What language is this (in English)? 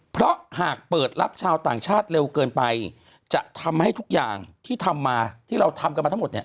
Thai